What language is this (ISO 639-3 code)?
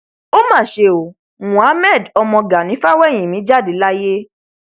yor